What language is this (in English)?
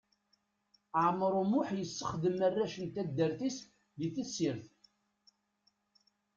Kabyle